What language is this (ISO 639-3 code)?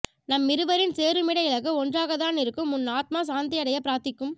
tam